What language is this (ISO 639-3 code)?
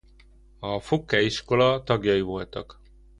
hun